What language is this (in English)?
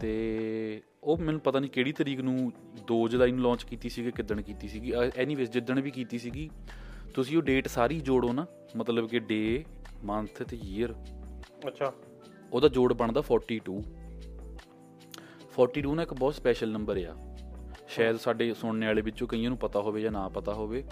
Punjabi